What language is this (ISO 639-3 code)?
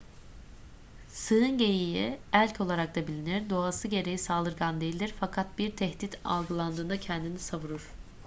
tur